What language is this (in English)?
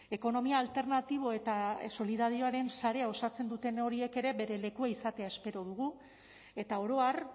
Basque